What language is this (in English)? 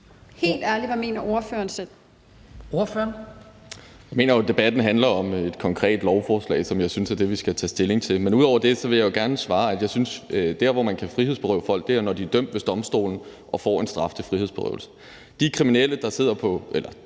Danish